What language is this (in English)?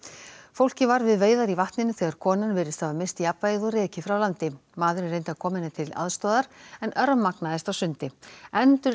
Icelandic